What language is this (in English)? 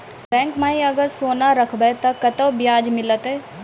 Maithili